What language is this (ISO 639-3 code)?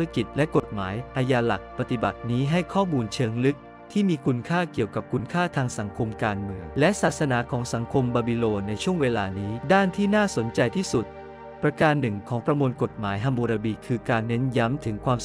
tha